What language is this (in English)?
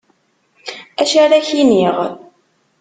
Kabyle